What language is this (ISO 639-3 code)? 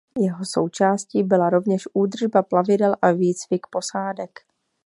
ces